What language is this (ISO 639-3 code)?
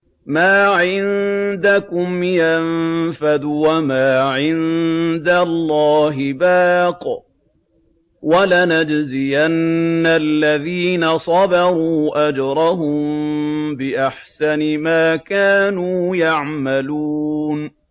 ara